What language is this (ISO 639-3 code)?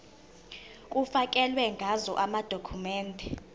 zul